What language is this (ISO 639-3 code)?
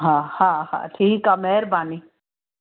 snd